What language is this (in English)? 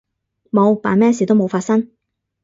Cantonese